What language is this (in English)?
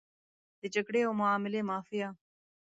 Pashto